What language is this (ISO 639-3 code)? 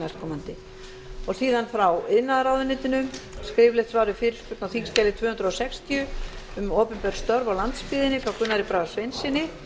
isl